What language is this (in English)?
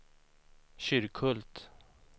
Swedish